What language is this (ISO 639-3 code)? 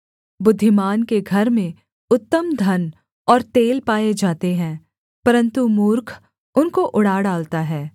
hin